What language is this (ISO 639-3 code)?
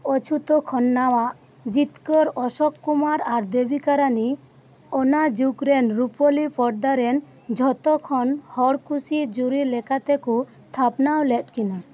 sat